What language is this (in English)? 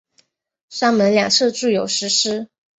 Chinese